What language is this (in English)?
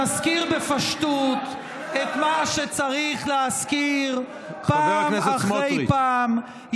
Hebrew